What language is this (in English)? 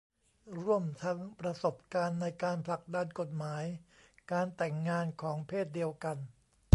Thai